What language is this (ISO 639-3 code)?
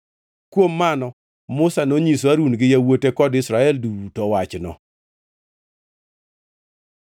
luo